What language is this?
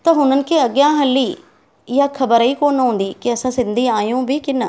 Sindhi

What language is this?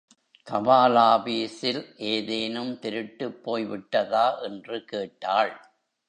Tamil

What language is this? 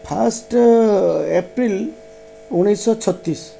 Odia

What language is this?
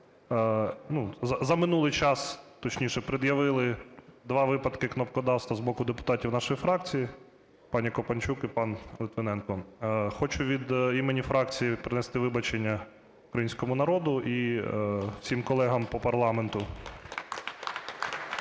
Ukrainian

